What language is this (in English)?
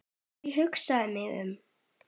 Icelandic